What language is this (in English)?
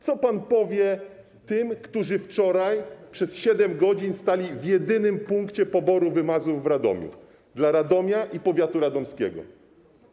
Polish